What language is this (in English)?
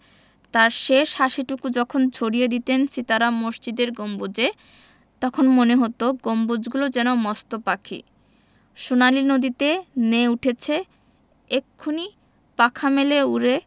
Bangla